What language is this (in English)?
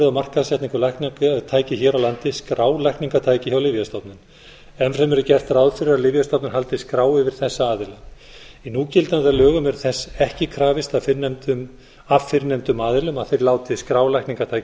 Icelandic